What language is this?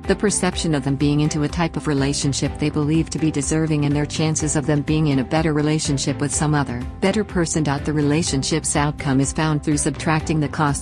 English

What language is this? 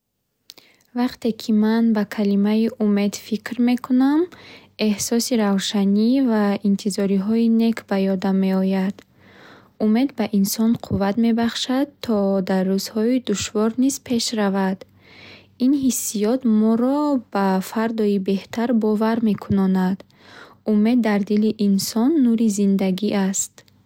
Bukharic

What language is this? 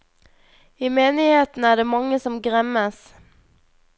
Norwegian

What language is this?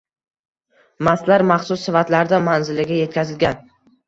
Uzbek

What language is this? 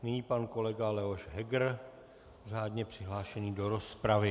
Czech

